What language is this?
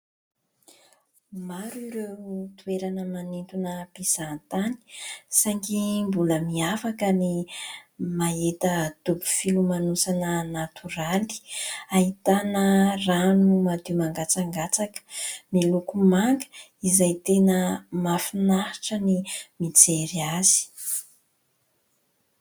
Malagasy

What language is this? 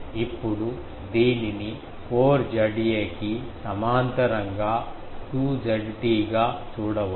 Telugu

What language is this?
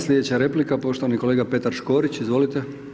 Croatian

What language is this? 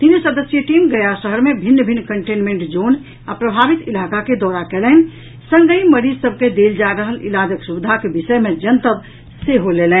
Maithili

